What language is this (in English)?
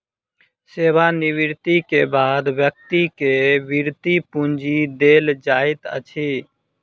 Maithili